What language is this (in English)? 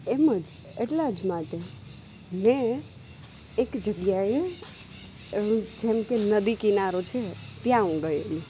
Gujarati